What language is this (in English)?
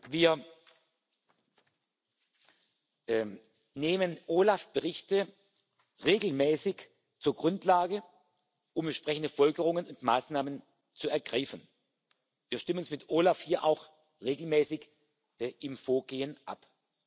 German